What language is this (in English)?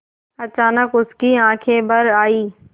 Hindi